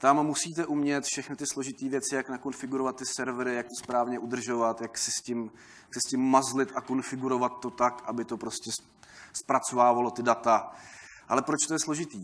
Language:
Czech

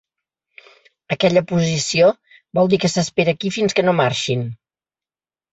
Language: Catalan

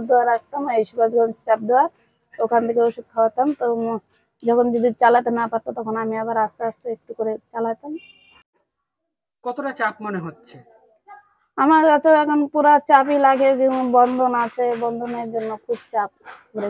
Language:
Hindi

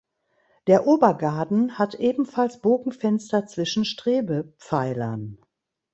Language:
German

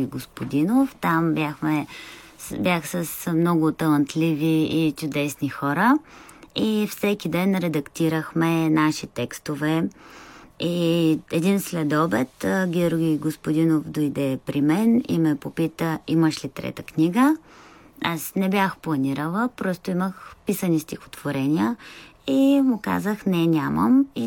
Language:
Bulgarian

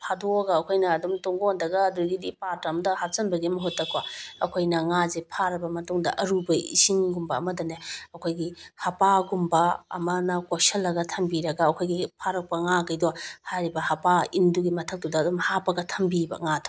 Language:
Manipuri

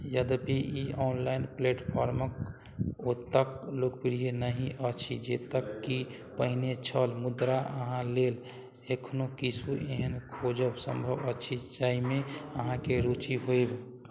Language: Maithili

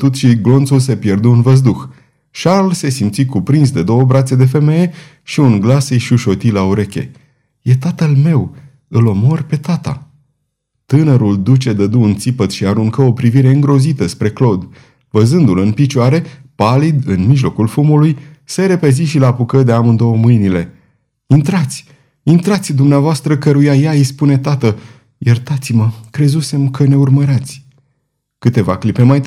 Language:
Romanian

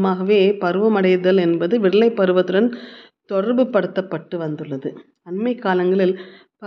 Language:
Tamil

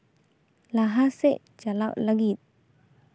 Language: Santali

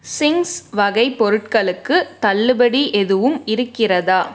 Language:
Tamil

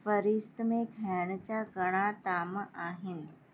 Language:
Sindhi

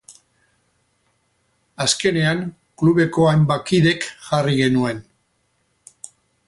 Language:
Basque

